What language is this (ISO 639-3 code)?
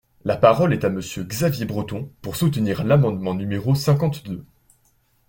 fra